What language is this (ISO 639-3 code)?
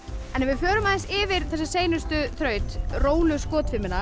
isl